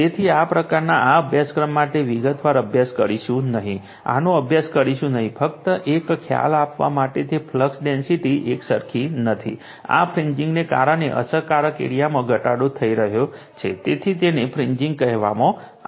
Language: Gujarati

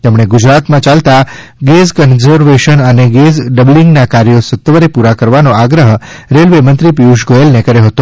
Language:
Gujarati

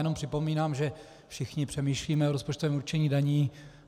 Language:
Czech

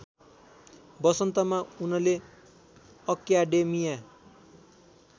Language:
Nepali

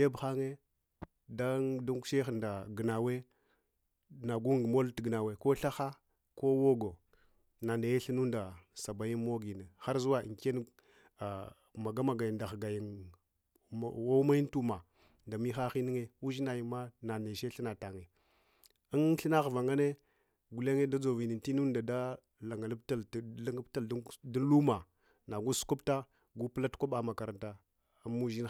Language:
Hwana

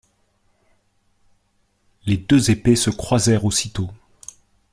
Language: French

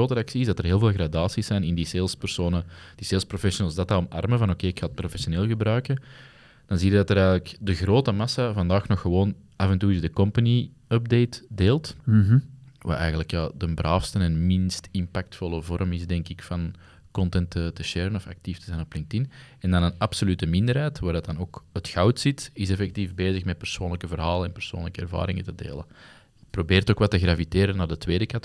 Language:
Dutch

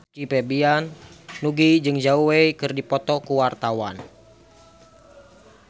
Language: Sundanese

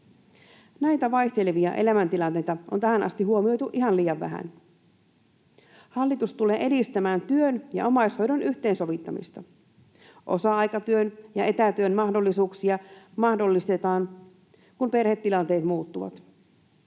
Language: Finnish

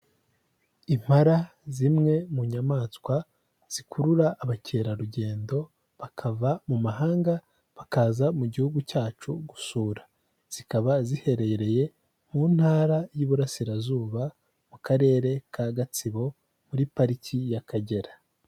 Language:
Kinyarwanda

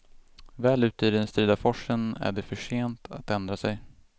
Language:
Swedish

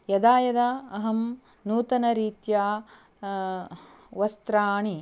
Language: Sanskrit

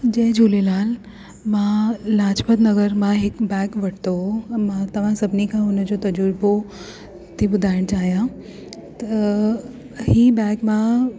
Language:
Sindhi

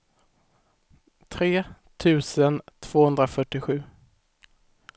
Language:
Swedish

